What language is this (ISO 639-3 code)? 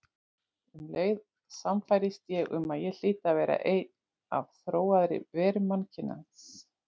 isl